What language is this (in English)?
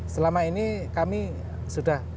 Indonesian